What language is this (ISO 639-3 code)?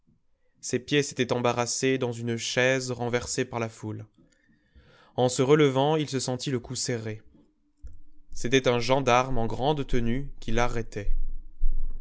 fra